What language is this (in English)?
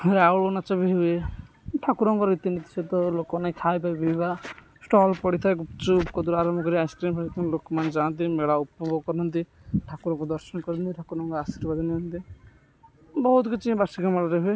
Odia